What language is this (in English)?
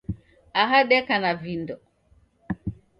Taita